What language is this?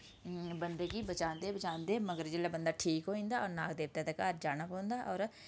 Dogri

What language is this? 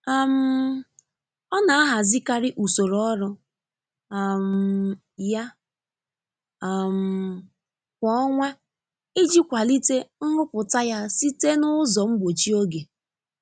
Igbo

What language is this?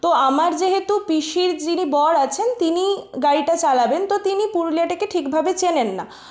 Bangla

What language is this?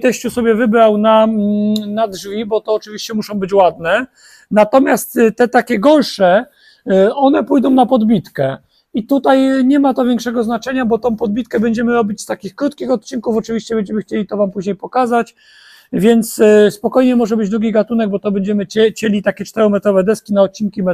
Polish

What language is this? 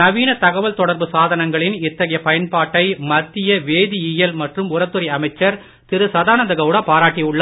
Tamil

